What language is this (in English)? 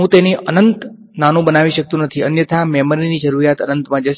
Gujarati